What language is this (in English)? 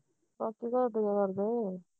Punjabi